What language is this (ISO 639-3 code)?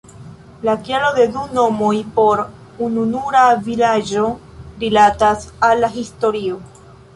epo